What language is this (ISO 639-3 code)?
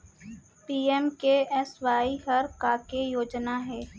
hne